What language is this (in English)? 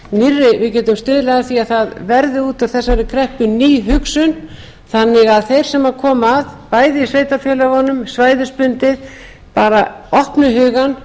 Icelandic